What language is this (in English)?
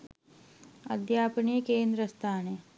Sinhala